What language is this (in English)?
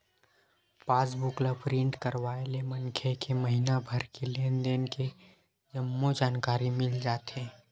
Chhattisgarhi